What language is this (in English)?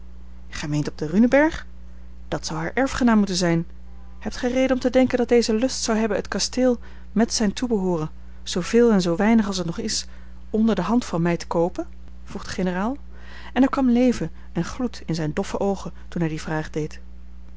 Dutch